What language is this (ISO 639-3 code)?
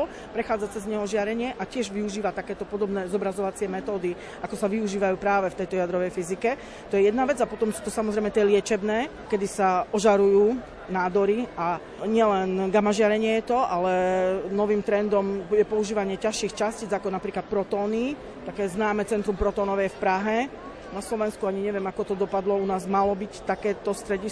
slk